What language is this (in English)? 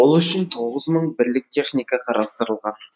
Kazakh